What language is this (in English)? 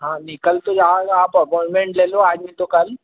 Hindi